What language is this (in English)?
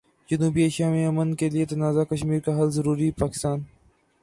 Urdu